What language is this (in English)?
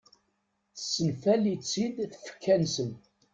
Kabyle